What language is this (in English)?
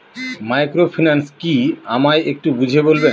Bangla